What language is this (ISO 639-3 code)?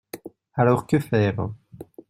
fra